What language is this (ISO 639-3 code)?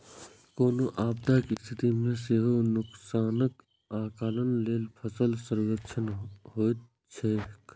mai